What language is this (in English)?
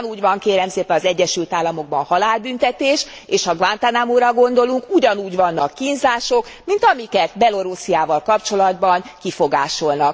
Hungarian